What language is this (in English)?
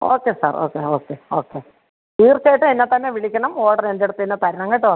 Malayalam